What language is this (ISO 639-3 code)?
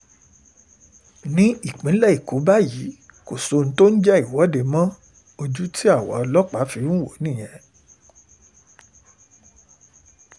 yor